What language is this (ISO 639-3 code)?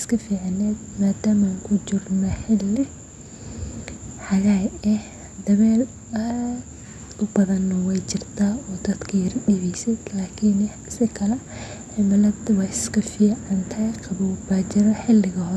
som